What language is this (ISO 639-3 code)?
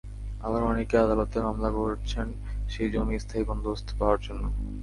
ben